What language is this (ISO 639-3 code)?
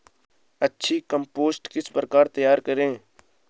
hin